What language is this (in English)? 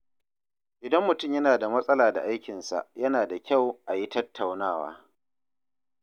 Hausa